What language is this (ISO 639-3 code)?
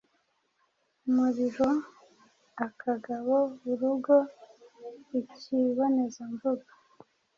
kin